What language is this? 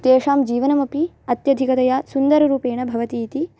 Sanskrit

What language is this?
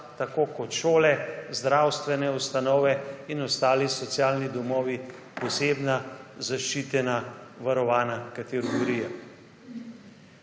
Slovenian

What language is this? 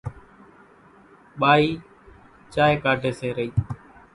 Kachi Koli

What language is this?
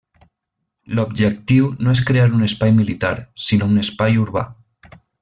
Catalan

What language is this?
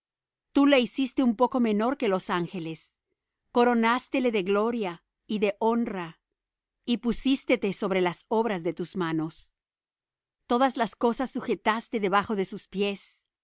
Spanish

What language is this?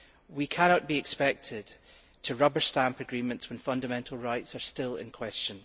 English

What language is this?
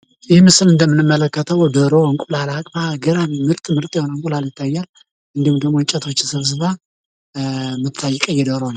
Amharic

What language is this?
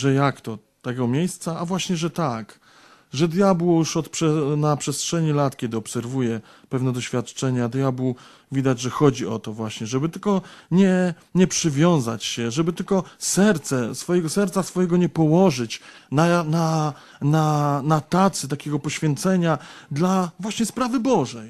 Polish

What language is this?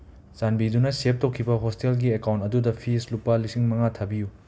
Manipuri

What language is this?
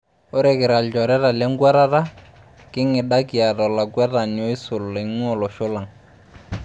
Masai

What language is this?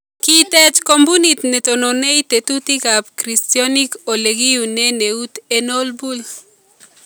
Kalenjin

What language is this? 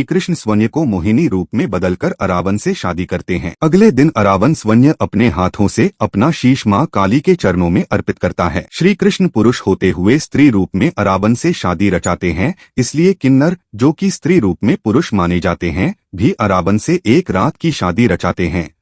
Hindi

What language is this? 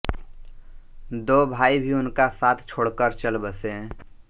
Hindi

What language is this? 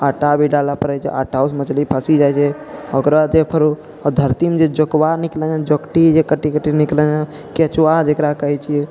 Maithili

